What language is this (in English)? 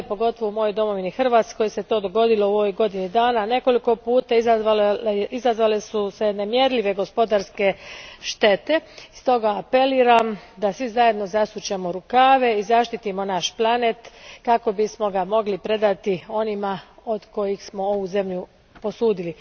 Croatian